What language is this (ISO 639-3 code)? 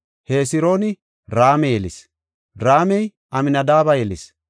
gof